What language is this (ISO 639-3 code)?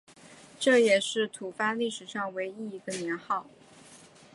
zho